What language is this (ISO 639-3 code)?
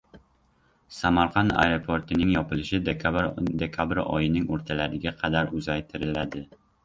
uzb